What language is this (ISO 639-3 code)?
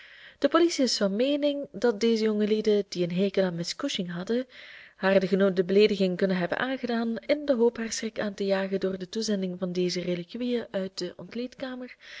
nld